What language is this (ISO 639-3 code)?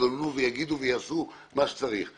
heb